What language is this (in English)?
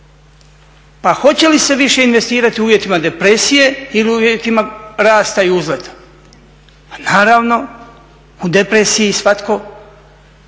Croatian